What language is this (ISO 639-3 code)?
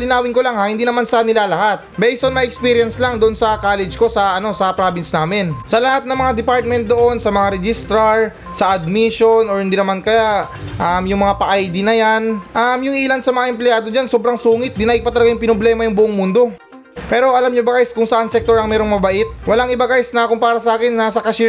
fil